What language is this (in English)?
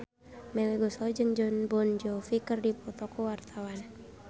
Sundanese